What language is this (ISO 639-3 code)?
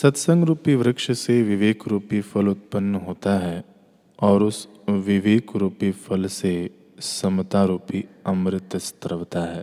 hin